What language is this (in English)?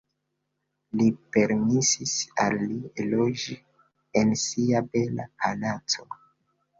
Esperanto